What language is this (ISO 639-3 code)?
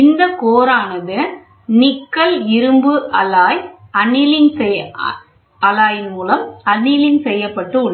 tam